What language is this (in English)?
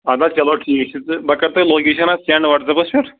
Kashmiri